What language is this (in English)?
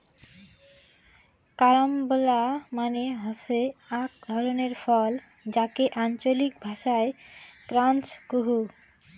Bangla